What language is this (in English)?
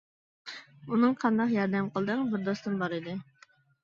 Uyghur